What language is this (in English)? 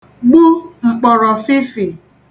Igbo